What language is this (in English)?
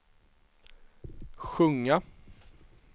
Swedish